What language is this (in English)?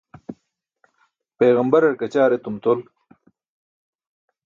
Burushaski